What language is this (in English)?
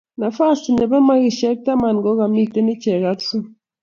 Kalenjin